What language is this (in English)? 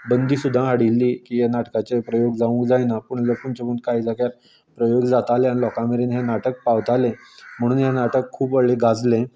Konkani